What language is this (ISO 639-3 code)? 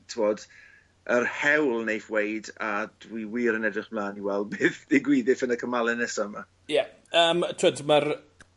cym